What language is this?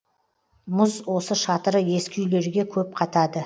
Kazakh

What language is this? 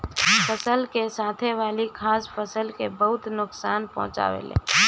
Bhojpuri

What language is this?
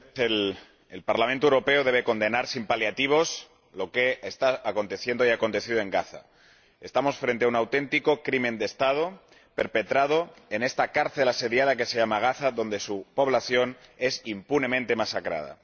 Spanish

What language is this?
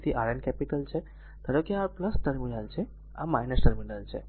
Gujarati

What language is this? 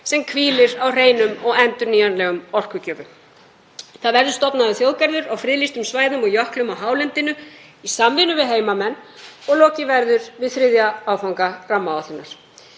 Icelandic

